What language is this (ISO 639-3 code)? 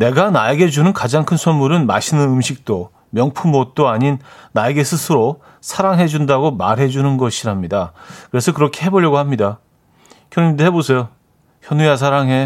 kor